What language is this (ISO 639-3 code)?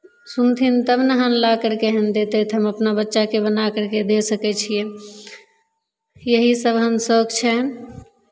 mai